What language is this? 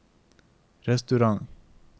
Norwegian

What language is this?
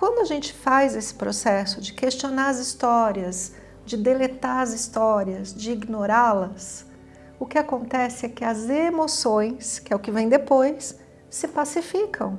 Portuguese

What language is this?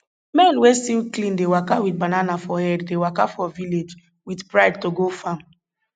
Nigerian Pidgin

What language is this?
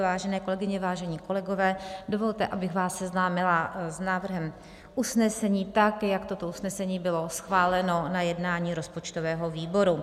Czech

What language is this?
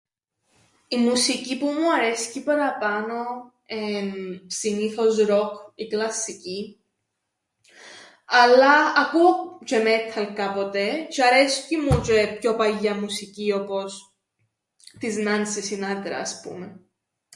Greek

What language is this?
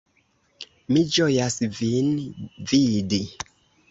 Esperanto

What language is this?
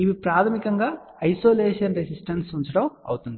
Telugu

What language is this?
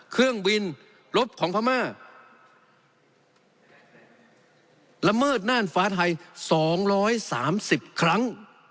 Thai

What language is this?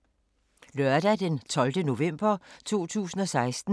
Danish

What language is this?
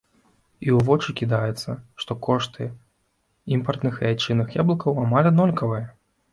Belarusian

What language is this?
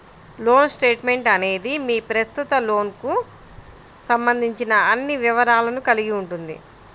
Telugu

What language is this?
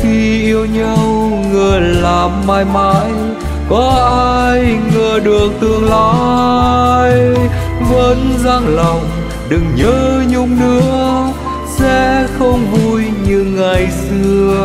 Vietnamese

